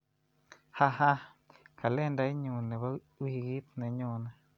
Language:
Kalenjin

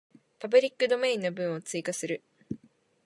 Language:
Japanese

